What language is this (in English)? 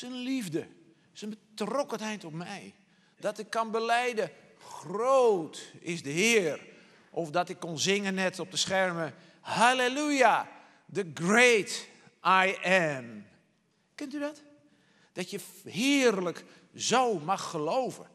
Dutch